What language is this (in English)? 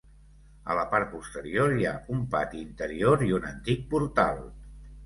Catalan